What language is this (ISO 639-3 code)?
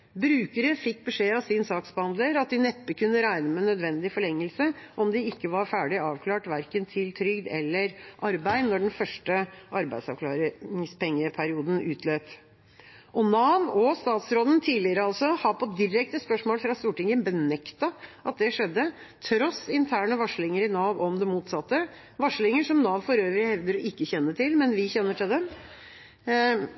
nob